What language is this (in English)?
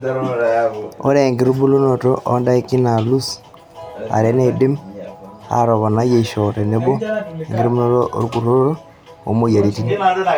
Masai